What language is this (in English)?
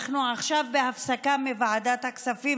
Hebrew